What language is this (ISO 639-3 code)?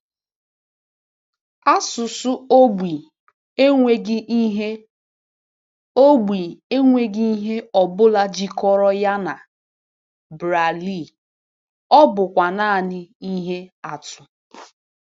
ibo